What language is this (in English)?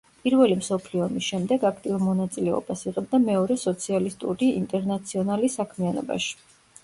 Georgian